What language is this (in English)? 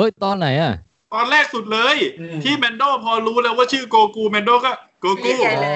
Thai